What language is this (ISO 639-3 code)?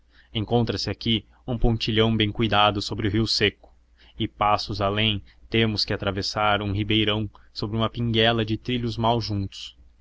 por